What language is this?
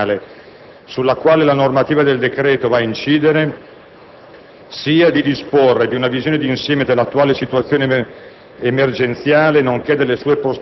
Italian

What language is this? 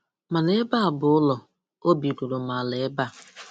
Igbo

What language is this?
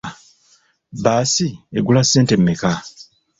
Ganda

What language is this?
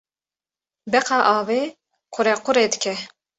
Kurdish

